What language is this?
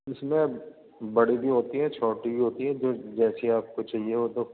Urdu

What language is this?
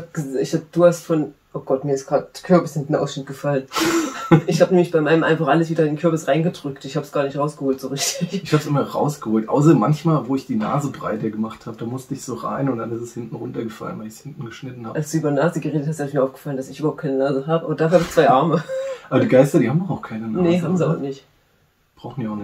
German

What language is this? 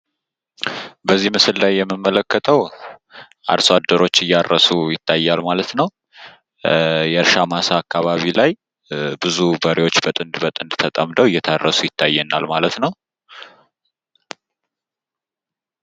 Amharic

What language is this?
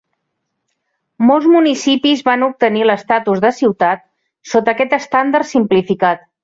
Catalan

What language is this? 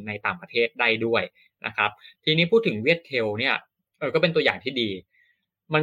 Thai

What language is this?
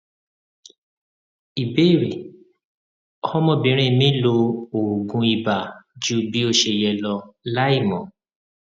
Yoruba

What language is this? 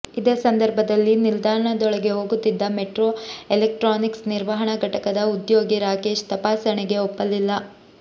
Kannada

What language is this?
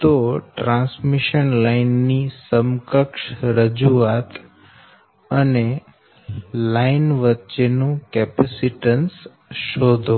Gujarati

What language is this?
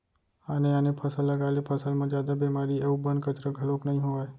Chhattisgarhi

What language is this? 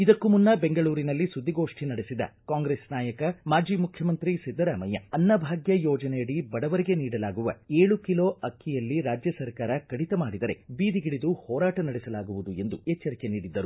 Kannada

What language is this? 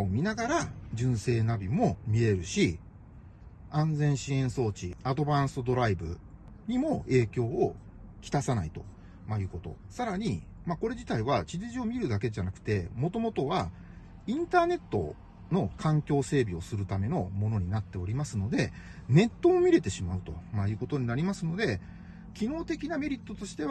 Japanese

